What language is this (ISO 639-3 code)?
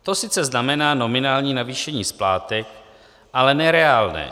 ces